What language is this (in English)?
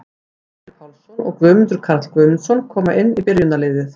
Icelandic